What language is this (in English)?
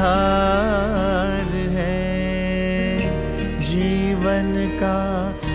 Hindi